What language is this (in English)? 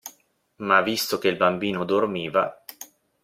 Italian